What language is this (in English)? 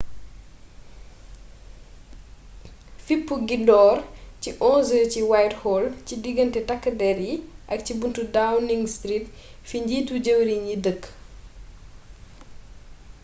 Wolof